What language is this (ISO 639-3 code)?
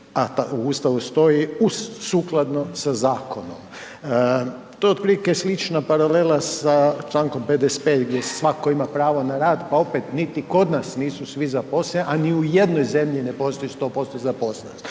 hrv